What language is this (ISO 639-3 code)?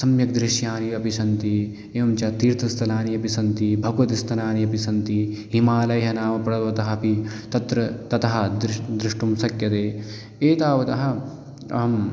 san